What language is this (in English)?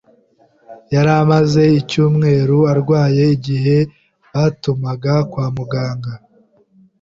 Kinyarwanda